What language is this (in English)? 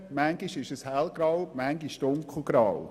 Swiss German